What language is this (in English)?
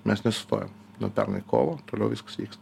Lithuanian